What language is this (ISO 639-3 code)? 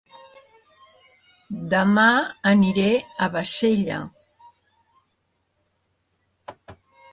cat